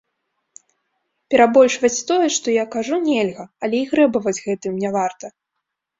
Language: Belarusian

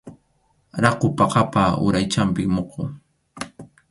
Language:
Arequipa-La Unión Quechua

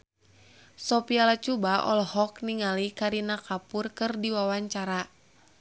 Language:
Sundanese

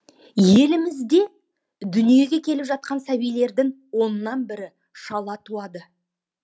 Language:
Kazakh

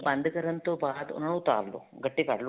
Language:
Punjabi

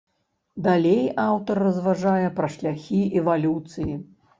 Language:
Belarusian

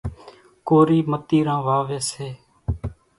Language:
Kachi Koli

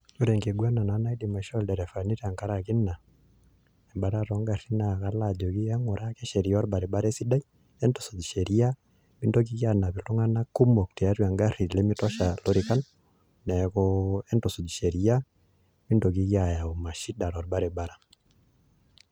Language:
Masai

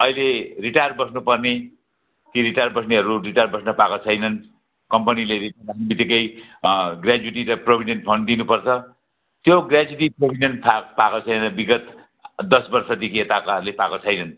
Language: Nepali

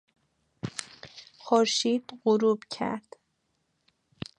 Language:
Persian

